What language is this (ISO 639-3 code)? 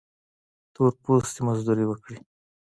pus